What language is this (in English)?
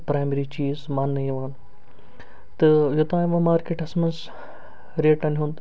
Kashmiri